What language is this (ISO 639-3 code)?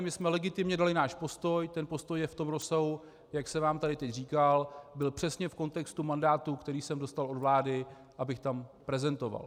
ces